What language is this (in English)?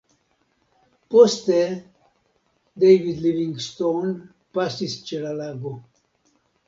Esperanto